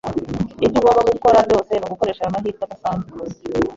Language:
Kinyarwanda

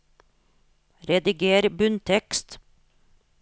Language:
Norwegian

